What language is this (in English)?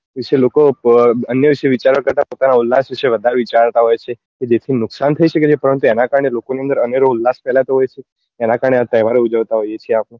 Gujarati